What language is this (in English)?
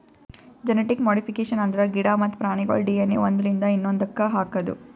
Kannada